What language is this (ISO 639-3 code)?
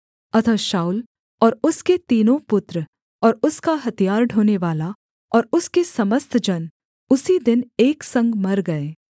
hin